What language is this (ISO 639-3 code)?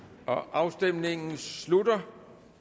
dan